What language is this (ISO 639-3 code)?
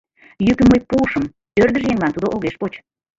chm